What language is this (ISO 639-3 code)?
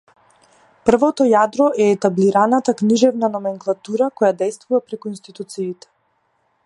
mkd